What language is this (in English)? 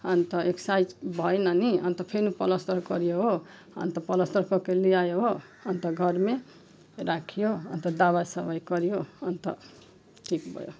Nepali